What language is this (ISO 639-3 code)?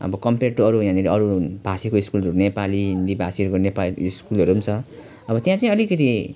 nep